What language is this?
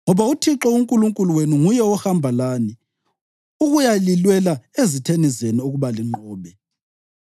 North Ndebele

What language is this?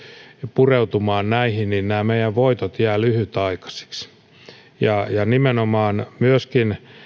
Finnish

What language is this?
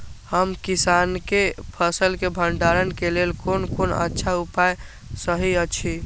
Maithili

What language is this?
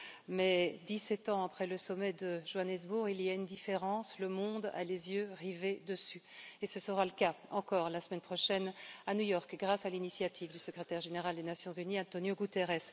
French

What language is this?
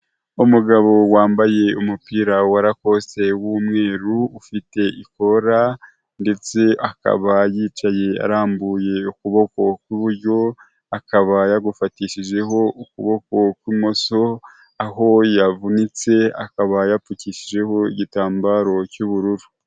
Kinyarwanda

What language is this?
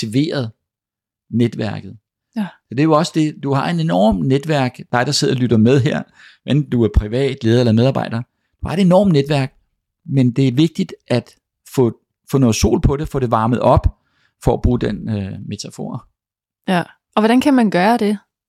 Danish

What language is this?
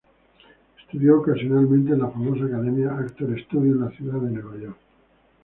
Spanish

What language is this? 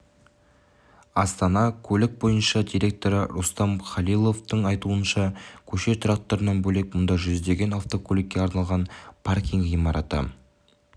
Kazakh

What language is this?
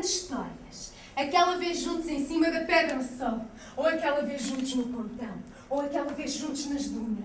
Portuguese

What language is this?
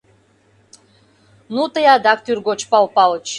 Mari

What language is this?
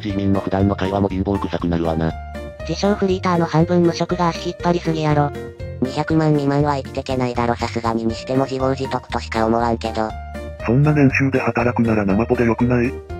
Japanese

